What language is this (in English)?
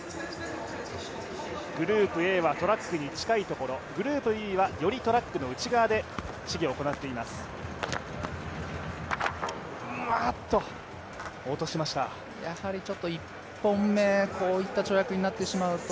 Japanese